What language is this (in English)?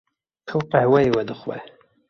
Kurdish